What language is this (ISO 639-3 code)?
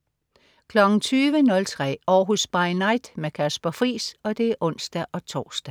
dan